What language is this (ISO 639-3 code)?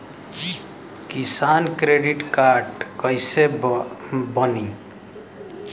bho